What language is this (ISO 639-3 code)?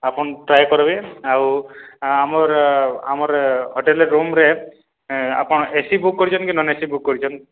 ori